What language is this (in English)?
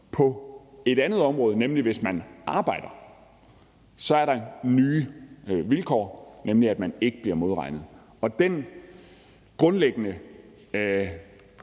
Danish